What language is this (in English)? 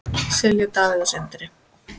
Icelandic